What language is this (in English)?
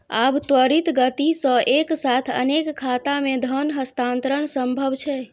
Maithili